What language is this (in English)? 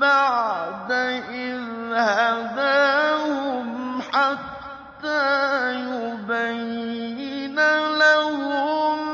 Arabic